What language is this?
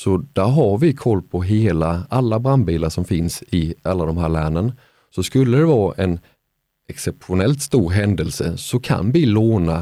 Swedish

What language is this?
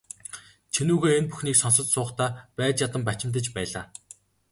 Mongolian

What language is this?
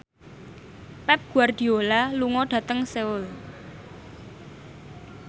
Javanese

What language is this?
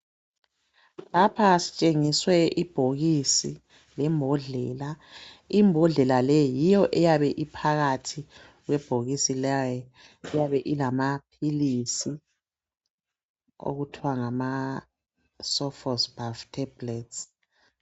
North Ndebele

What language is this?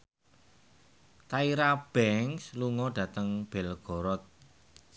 Javanese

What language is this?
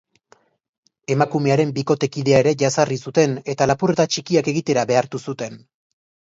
Basque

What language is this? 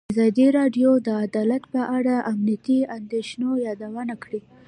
Pashto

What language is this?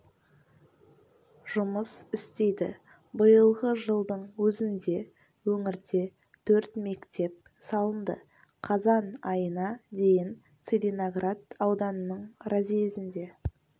Kazakh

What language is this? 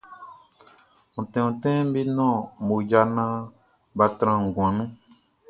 Baoulé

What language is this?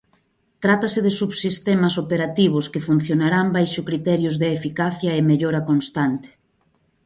Galician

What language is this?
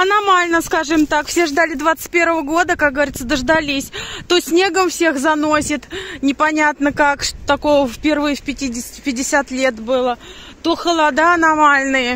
Russian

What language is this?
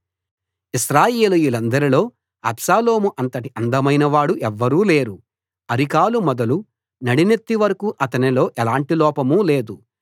Telugu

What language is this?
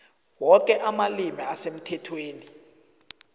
South Ndebele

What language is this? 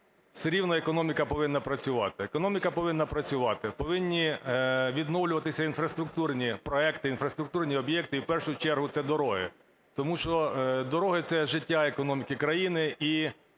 Ukrainian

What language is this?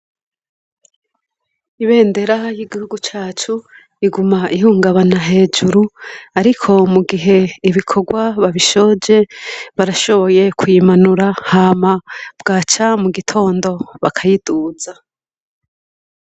Rundi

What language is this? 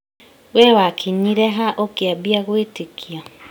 Kikuyu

